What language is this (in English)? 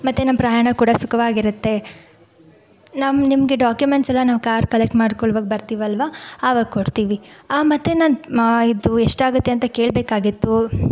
Kannada